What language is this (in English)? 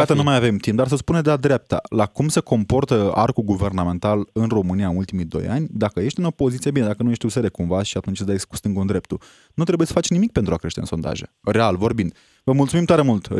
Romanian